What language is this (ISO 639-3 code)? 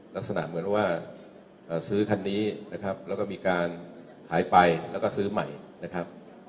tha